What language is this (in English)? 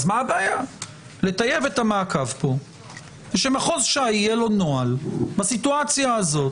Hebrew